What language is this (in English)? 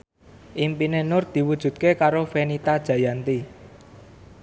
Javanese